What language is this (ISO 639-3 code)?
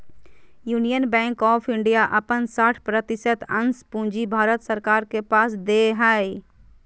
mag